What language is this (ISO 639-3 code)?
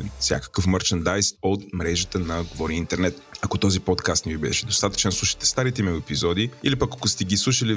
bul